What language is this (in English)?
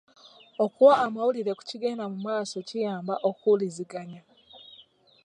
Ganda